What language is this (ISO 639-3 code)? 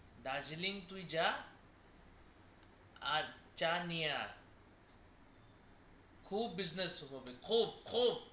ben